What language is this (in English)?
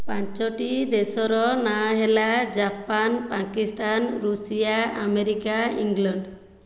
Odia